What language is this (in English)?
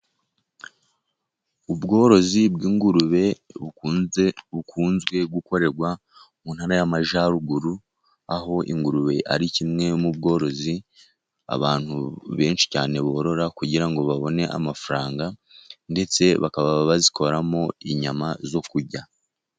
Kinyarwanda